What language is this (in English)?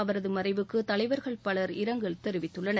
Tamil